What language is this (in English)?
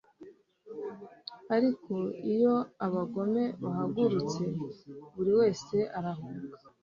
Kinyarwanda